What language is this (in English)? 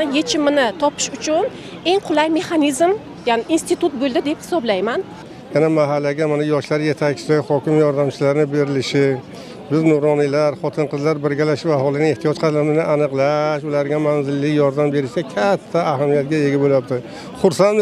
Turkish